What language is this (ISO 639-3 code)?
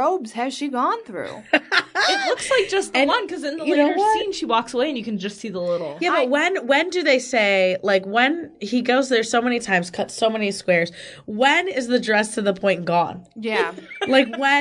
eng